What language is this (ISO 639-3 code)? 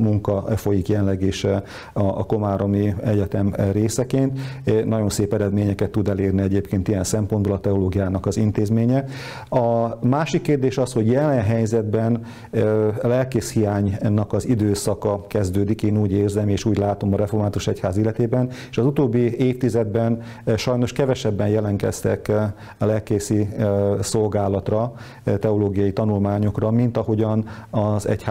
hun